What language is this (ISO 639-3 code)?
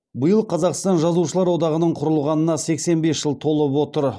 kaz